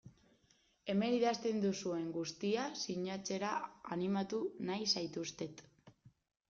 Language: Basque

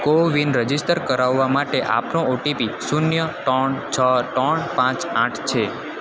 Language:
Gujarati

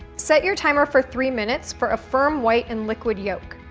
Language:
English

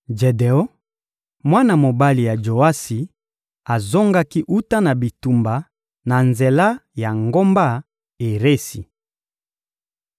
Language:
Lingala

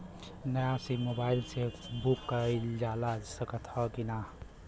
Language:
Bhojpuri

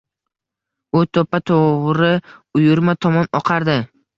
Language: Uzbek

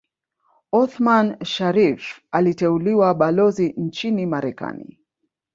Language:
Swahili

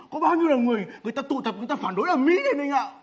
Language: Vietnamese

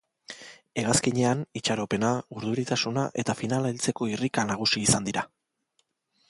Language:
Basque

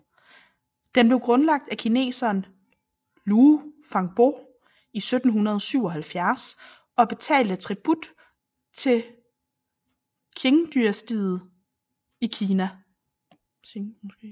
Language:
Danish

